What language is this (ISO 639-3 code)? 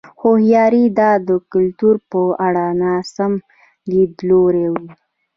pus